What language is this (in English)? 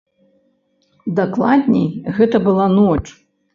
Belarusian